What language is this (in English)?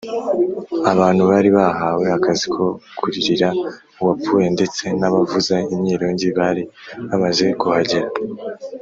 Kinyarwanda